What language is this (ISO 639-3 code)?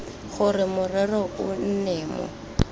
tsn